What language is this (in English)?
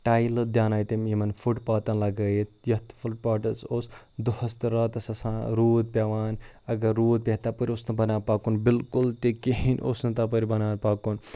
Kashmiri